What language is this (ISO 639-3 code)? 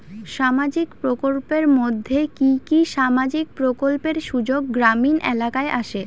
ben